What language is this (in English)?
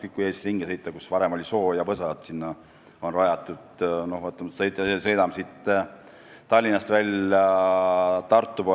Estonian